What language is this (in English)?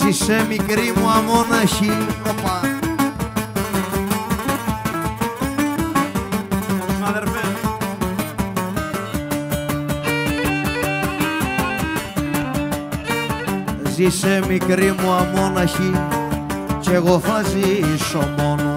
Greek